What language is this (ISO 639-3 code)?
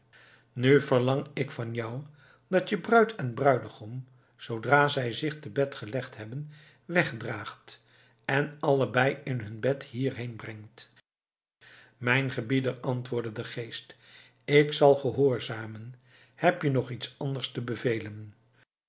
nld